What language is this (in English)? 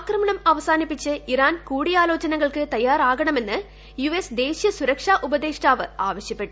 Malayalam